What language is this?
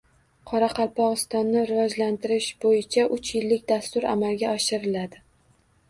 Uzbek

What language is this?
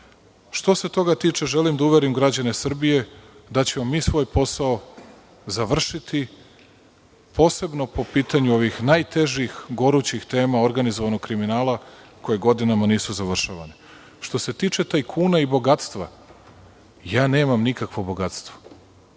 Serbian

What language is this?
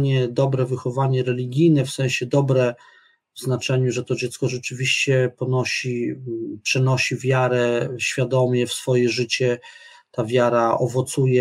Polish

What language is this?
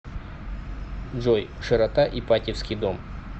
Russian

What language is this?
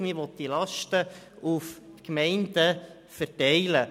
Swiss German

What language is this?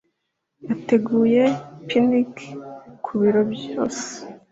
Kinyarwanda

